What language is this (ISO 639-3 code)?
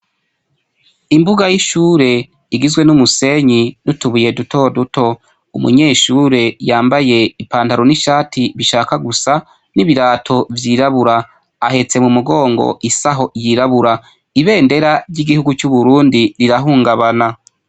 run